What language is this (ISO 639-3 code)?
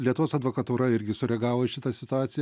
lit